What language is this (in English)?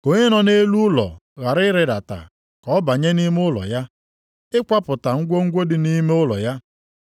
Igbo